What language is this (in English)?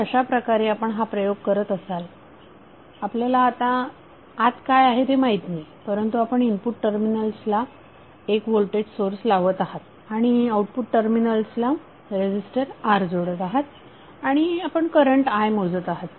Marathi